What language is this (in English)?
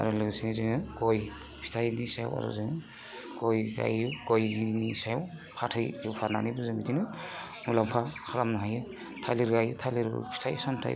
Bodo